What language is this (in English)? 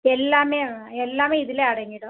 Tamil